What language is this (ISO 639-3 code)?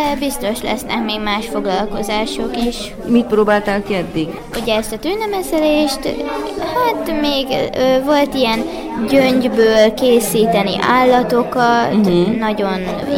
hun